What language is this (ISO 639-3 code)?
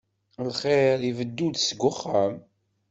kab